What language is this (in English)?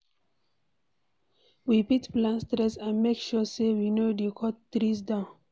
Nigerian Pidgin